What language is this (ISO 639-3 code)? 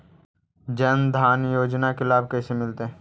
mag